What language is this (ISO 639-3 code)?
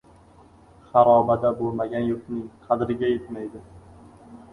uzb